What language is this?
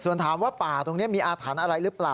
Thai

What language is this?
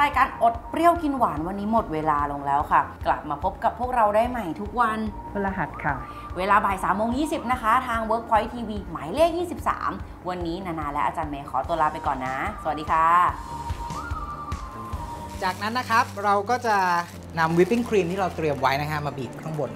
Thai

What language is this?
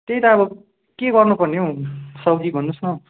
Nepali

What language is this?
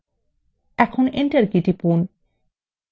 Bangla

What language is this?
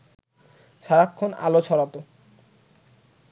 Bangla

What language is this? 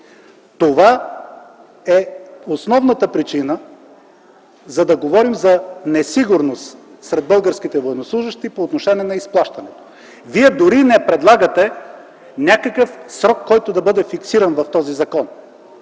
Bulgarian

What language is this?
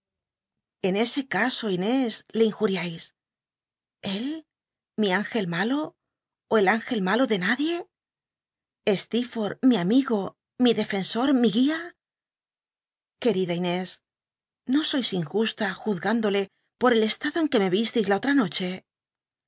Spanish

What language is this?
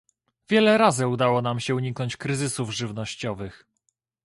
Polish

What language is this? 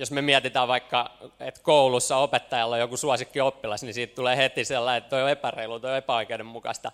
Finnish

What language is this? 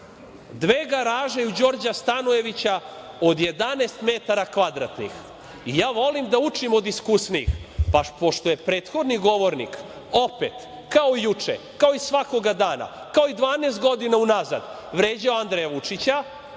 Serbian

